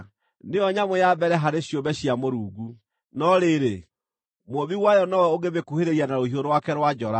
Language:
Kikuyu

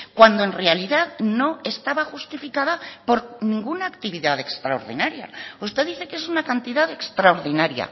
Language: Spanish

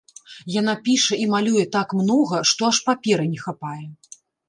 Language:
Belarusian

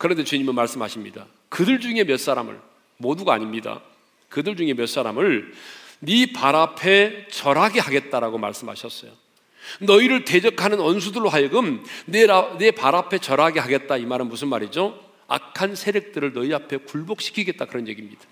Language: Korean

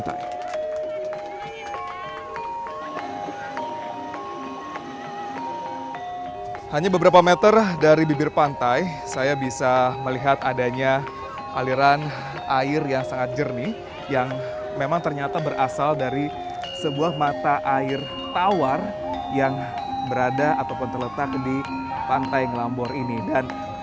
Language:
Indonesian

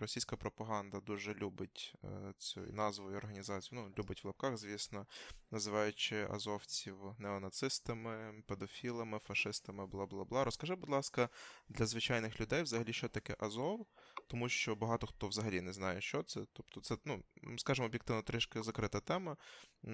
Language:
Ukrainian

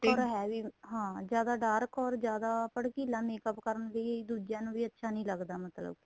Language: Punjabi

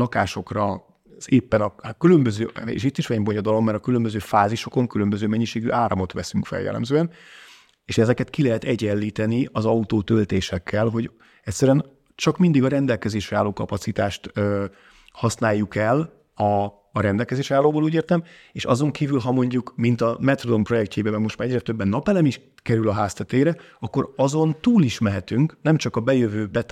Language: Hungarian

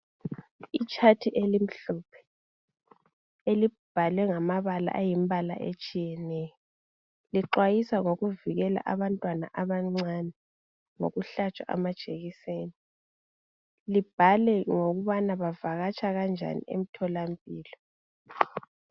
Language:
North Ndebele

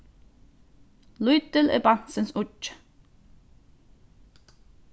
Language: Faroese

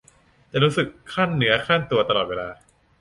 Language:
Thai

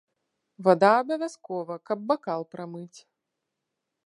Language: Belarusian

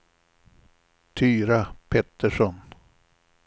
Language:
Swedish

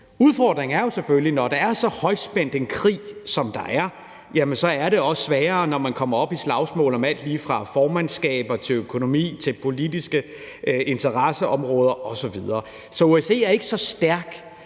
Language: Danish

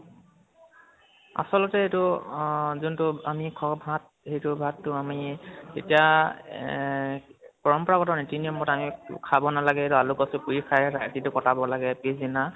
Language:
Assamese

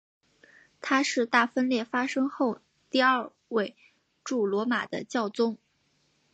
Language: Chinese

